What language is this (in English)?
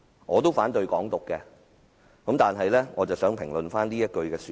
Cantonese